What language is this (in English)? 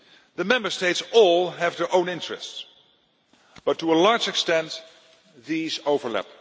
English